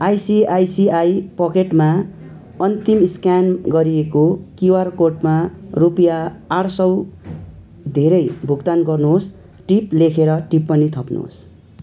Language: Nepali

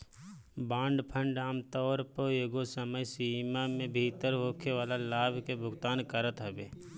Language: Bhojpuri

